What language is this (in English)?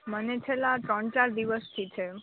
Gujarati